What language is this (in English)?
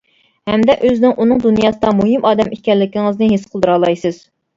Uyghur